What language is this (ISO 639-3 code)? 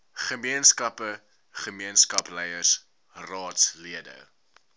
afr